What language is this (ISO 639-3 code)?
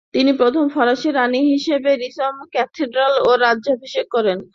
ben